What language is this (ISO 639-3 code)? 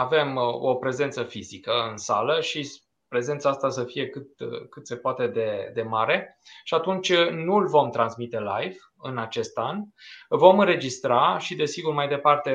ron